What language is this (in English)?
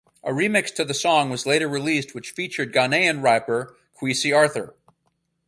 English